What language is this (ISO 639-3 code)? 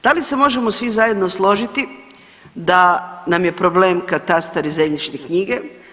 hrv